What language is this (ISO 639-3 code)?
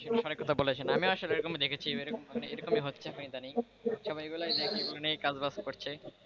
ben